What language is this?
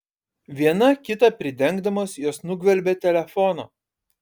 Lithuanian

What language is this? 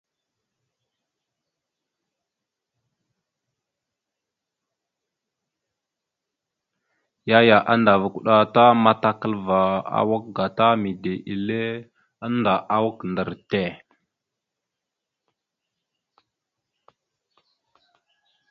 Mada (Cameroon)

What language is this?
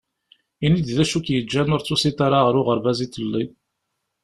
Kabyle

